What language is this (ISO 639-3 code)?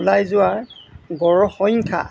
asm